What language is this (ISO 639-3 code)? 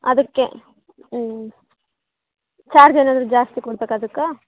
kan